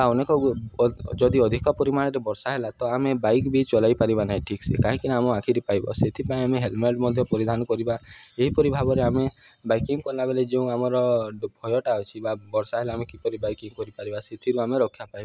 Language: Odia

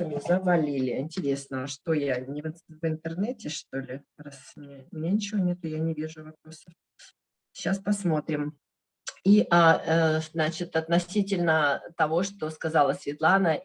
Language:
Russian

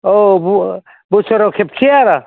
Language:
Bodo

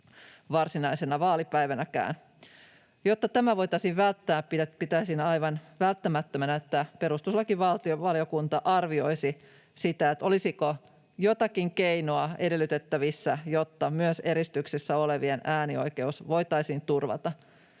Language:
Finnish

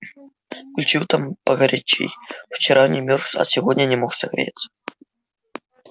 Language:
Russian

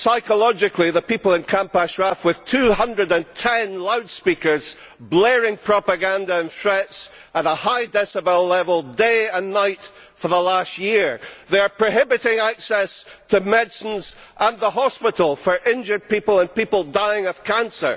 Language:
English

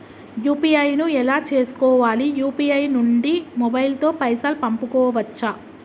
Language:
Telugu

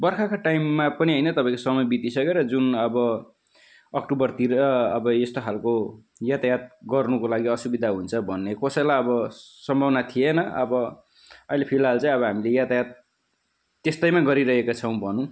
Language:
Nepali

